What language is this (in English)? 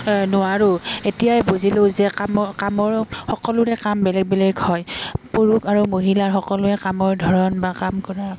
Assamese